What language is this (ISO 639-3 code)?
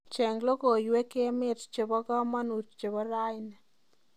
kln